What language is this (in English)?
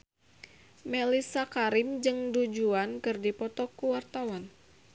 Sundanese